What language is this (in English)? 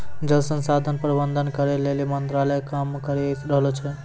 Maithili